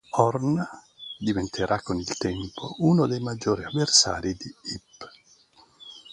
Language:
Italian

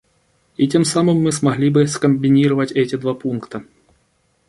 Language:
Russian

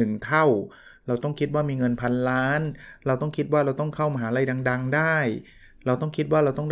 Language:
Thai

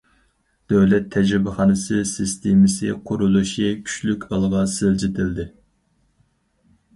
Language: Uyghur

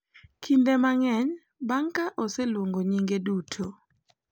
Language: Luo (Kenya and Tanzania)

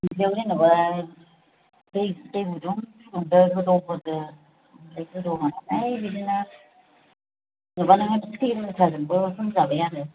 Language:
Bodo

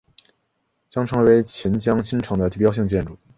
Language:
Chinese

